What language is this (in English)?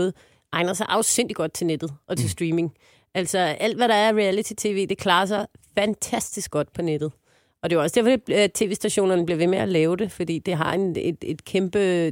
Danish